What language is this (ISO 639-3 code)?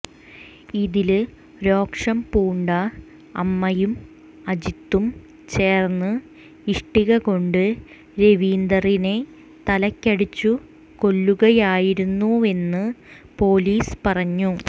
mal